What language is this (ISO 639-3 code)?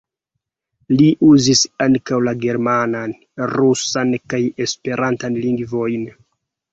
epo